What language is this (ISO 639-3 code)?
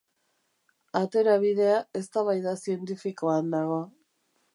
eus